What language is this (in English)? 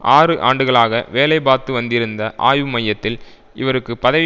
Tamil